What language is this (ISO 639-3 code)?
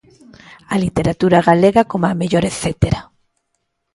glg